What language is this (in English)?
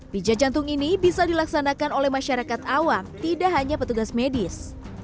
Indonesian